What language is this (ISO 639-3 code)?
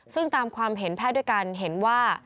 tha